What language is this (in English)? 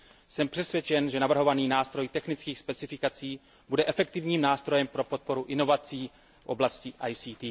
Czech